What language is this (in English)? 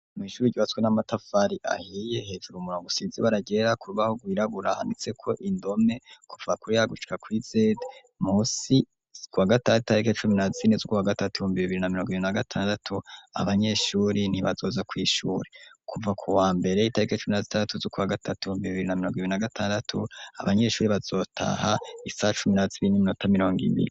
Rundi